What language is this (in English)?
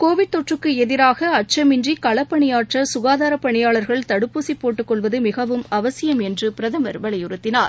Tamil